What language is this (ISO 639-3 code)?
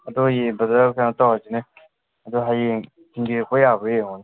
mni